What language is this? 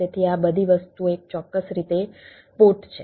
Gujarati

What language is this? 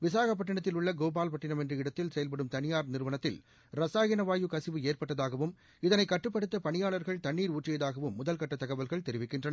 Tamil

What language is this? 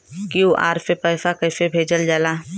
Bhojpuri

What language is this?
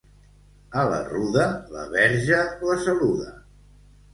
Catalan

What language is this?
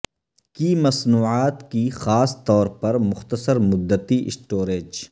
Urdu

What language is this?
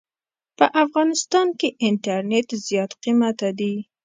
Pashto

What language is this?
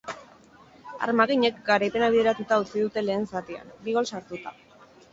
Basque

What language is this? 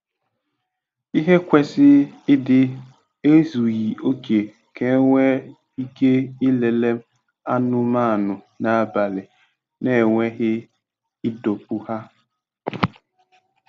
Igbo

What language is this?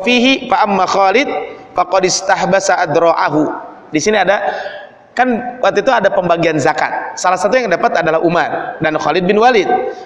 Indonesian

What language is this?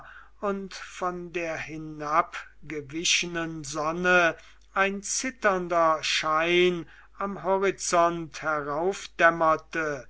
German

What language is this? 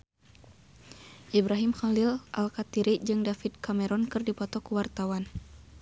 Sundanese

